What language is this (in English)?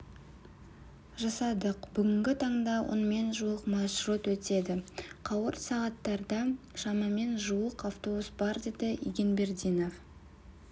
Kazakh